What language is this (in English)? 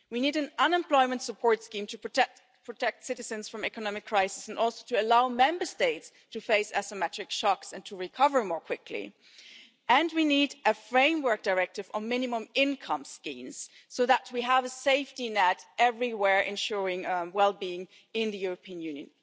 English